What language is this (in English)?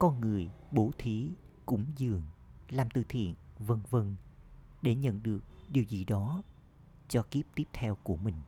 Vietnamese